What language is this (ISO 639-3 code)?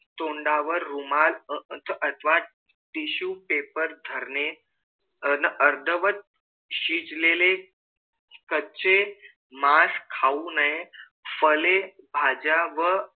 mar